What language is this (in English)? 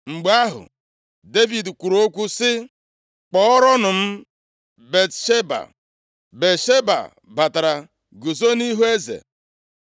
Igbo